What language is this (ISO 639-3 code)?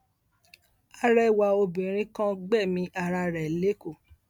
yor